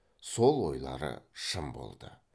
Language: Kazakh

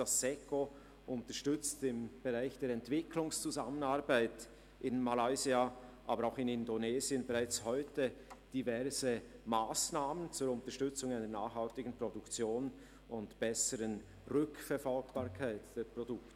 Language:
Swiss German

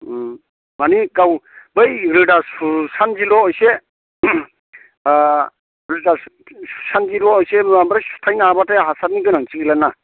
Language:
Bodo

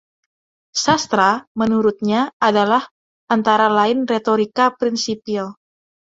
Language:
Indonesian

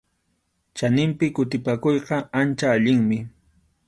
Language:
Arequipa-La Unión Quechua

